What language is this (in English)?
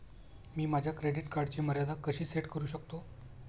Marathi